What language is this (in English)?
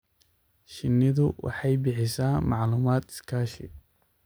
Somali